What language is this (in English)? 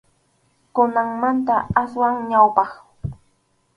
Arequipa-La Unión Quechua